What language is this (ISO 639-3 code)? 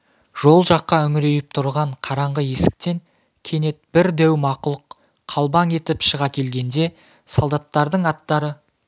kaz